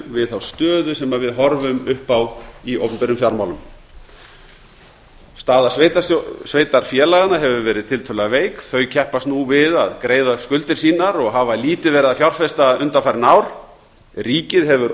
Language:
Icelandic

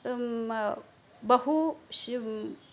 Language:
Sanskrit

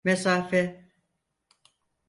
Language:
Turkish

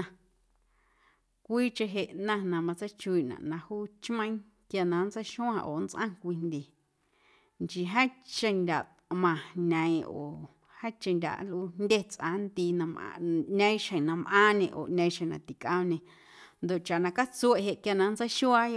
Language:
Guerrero Amuzgo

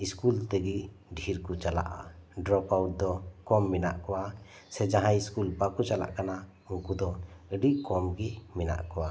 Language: Santali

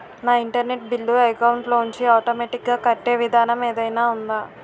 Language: Telugu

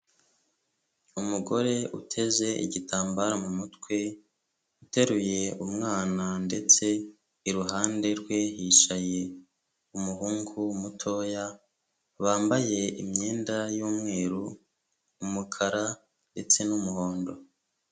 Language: Kinyarwanda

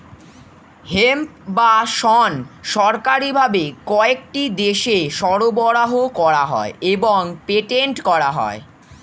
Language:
Bangla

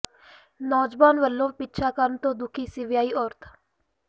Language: Punjabi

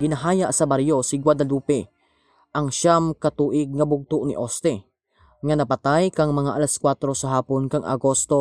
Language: Filipino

